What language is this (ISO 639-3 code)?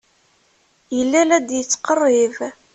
kab